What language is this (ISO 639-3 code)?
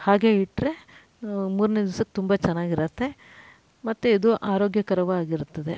kan